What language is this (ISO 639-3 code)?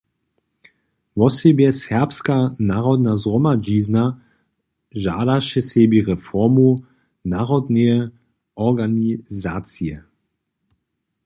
hsb